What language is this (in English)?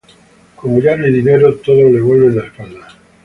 Spanish